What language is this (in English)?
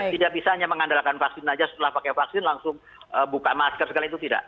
Indonesian